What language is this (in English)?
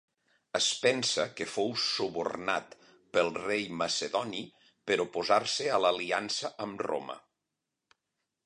Catalan